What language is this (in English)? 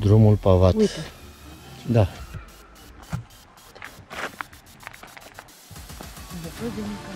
Romanian